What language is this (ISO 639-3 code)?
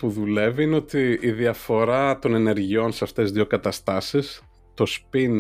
ell